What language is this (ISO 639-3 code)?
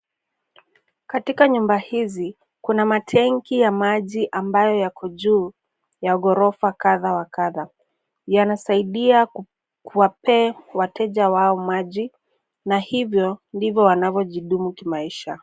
swa